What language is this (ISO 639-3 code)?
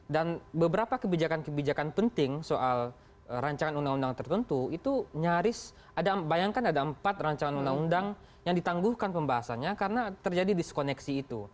ind